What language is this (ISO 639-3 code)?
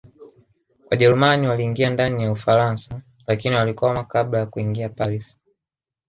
swa